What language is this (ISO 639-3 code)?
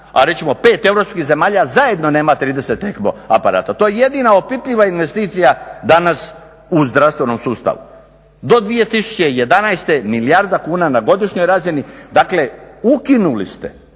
hrv